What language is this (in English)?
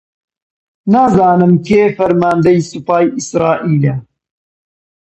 Central Kurdish